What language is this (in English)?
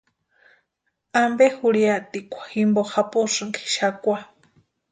Western Highland Purepecha